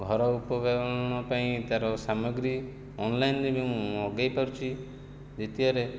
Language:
Odia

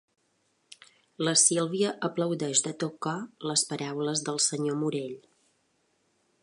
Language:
Catalan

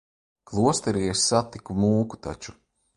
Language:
Latvian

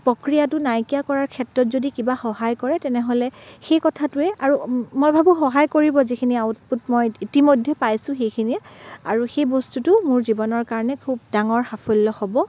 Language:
Assamese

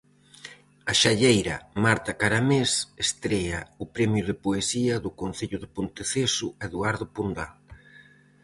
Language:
Galician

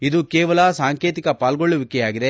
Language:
Kannada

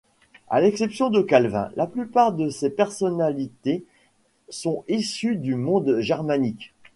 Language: French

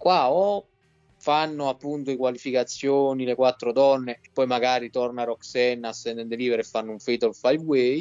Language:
Italian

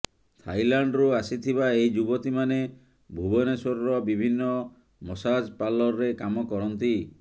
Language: Odia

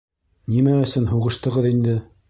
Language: Bashkir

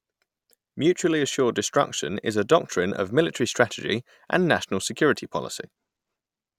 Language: English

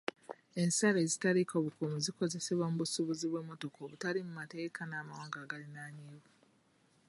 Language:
Ganda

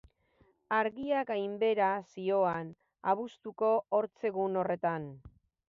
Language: Basque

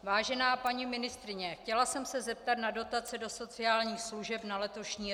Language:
Czech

